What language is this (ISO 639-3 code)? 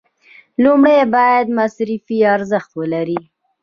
pus